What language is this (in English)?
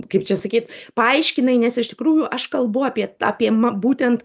Lithuanian